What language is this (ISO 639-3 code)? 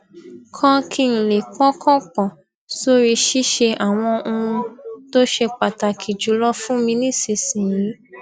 yor